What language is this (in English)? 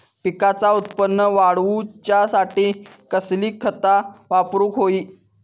Marathi